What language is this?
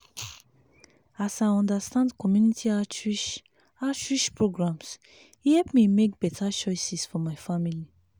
Nigerian Pidgin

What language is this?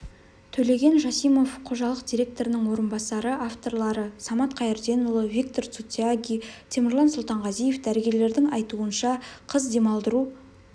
Kazakh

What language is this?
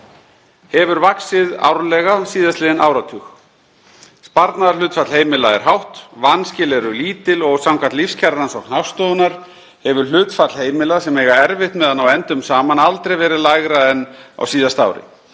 Icelandic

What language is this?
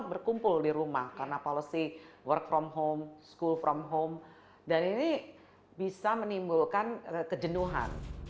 Indonesian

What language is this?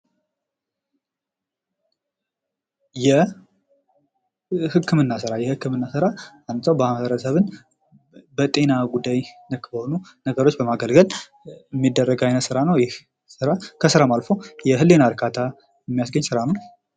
Amharic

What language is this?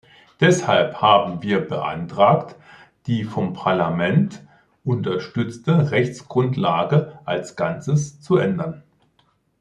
German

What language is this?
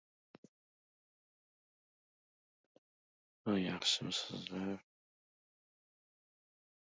Uzbek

